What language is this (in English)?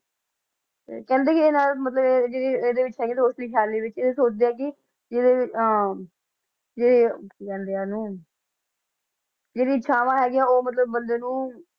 Punjabi